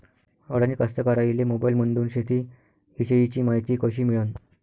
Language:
Marathi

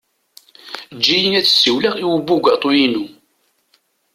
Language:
Kabyle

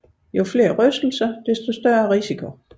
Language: Danish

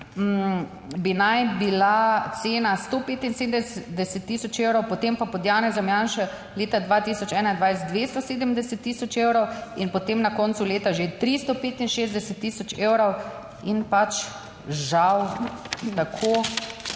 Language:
Slovenian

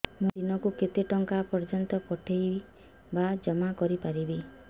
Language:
Odia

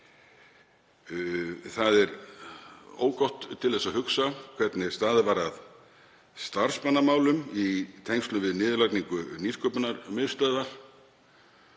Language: Icelandic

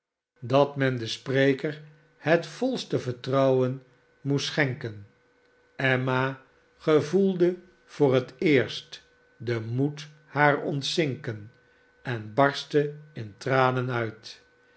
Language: Dutch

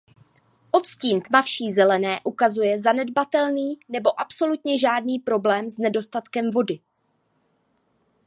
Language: Czech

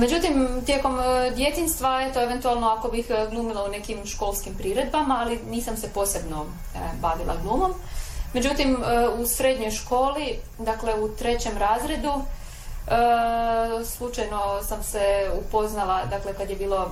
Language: Croatian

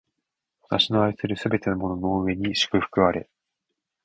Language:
Japanese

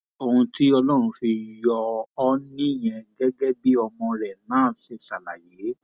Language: Yoruba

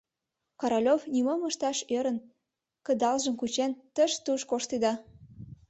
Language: Mari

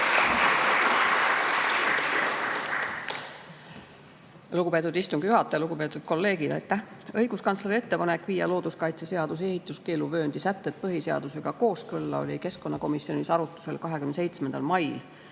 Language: Estonian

